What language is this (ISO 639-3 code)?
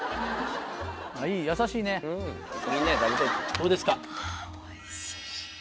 jpn